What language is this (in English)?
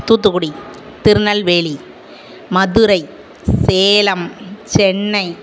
Tamil